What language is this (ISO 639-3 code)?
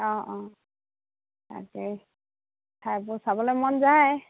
asm